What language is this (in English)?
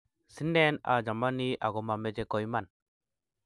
Kalenjin